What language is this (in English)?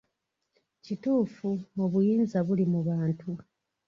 Ganda